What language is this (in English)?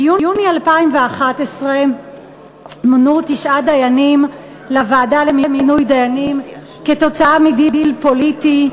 Hebrew